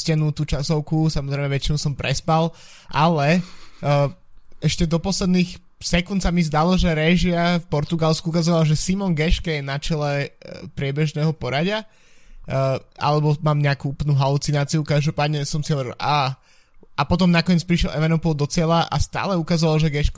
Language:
Slovak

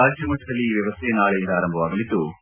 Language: Kannada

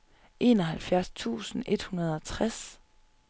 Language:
Danish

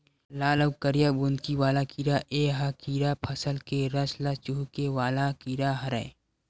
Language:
Chhattisgarhi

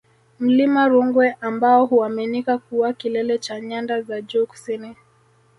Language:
Swahili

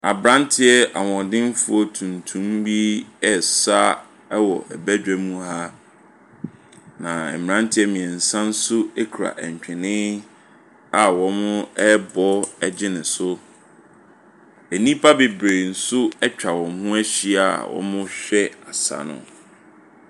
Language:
Akan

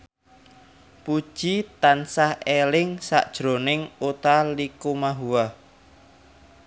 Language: Javanese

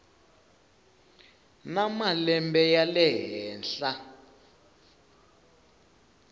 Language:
Tsonga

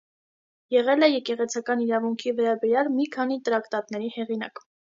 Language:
Armenian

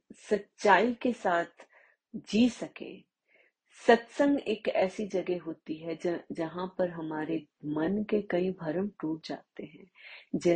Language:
Hindi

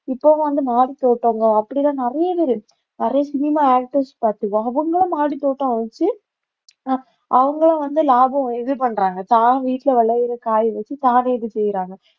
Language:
Tamil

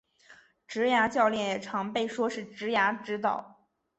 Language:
Chinese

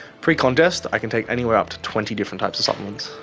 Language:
English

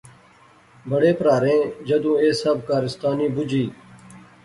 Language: Pahari-Potwari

